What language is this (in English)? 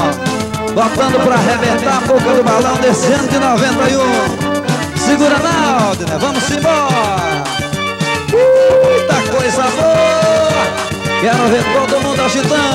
Portuguese